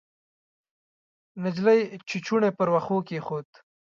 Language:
Pashto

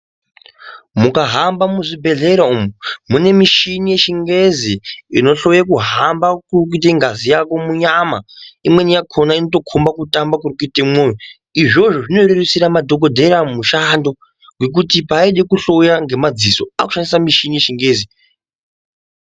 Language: Ndau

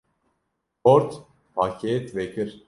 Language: Kurdish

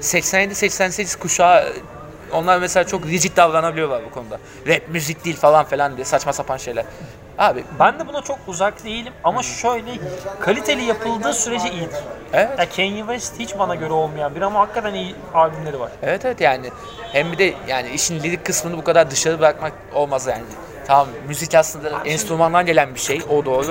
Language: Turkish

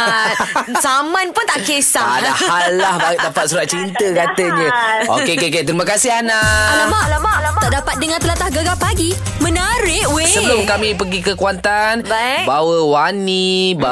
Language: Malay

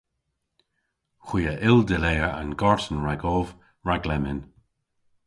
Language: Cornish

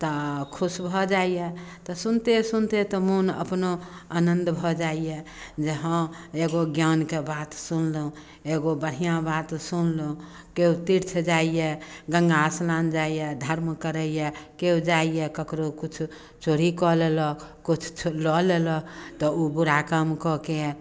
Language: Maithili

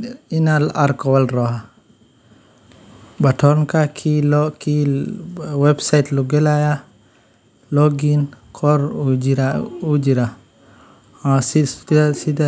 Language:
Somali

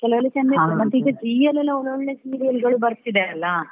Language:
Kannada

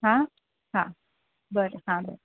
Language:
Konkani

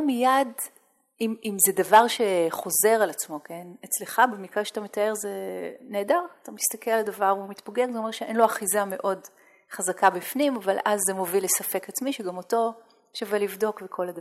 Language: Hebrew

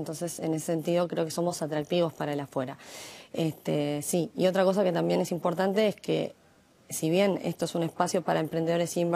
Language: Spanish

